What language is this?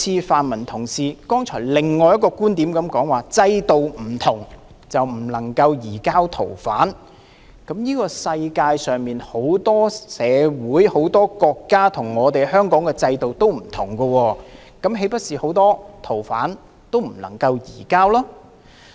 Cantonese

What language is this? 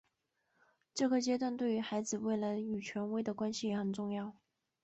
Chinese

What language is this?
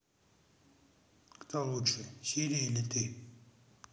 Russian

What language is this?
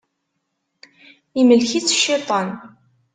Kabyle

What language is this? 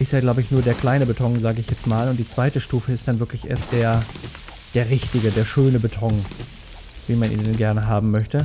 German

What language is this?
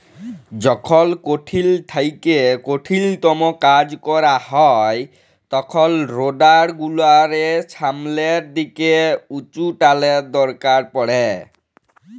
Bangla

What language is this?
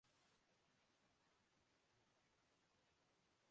Urdu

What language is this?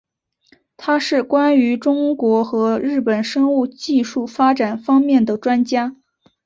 Chinese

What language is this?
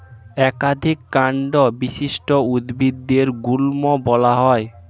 Bangla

